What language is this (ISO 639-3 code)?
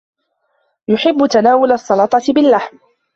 ara